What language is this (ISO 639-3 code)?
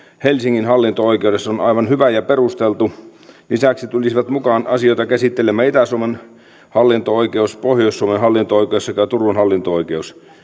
fin